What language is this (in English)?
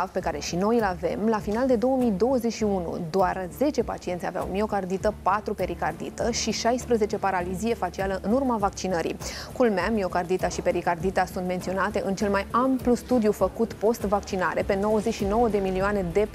Romanian